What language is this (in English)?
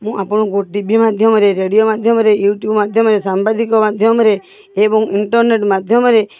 Odia